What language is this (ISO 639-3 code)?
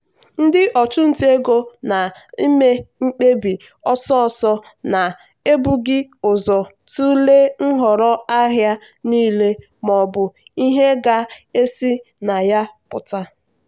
ibo